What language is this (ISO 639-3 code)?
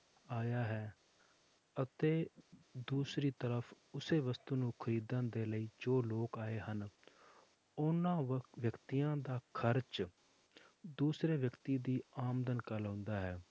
pan